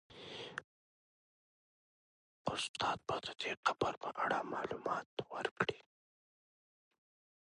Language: Pashto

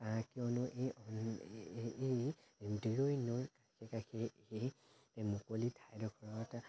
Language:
Assamese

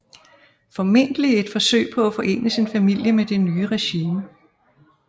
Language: Danish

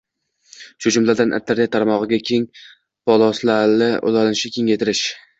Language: Uzbek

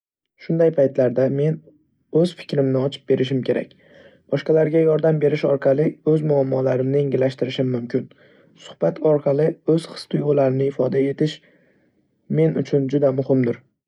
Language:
Uzbek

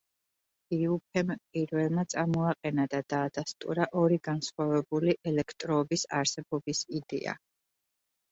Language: Georgian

